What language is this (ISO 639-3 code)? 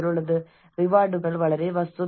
mal